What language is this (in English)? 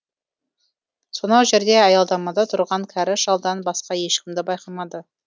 Kazakh